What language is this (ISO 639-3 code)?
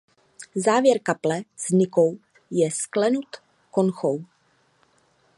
ces